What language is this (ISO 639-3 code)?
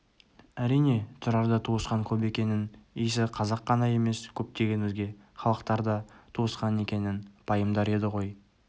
kaz